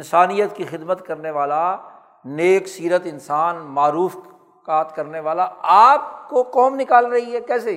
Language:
Urdu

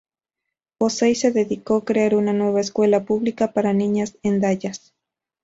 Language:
Spanish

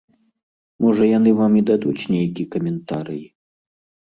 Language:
Belarusian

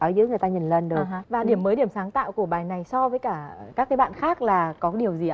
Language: Vietnamese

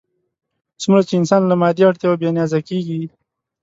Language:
Pashto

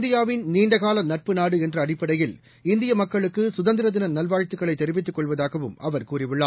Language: Tamil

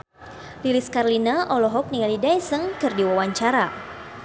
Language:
Sundanese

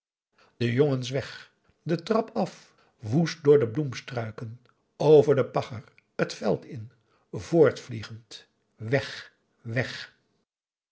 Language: Dutch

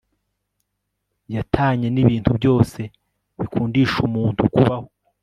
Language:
Kinyarwanda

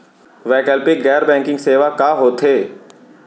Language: Chhattisgarhi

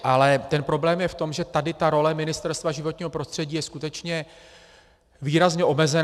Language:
Czech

